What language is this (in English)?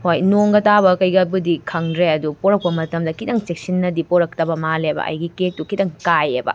Manipuri